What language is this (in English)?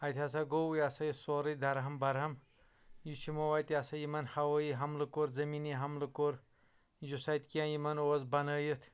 Kashmiri